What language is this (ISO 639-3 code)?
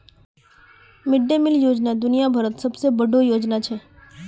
mag